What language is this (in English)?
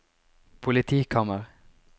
Norwegian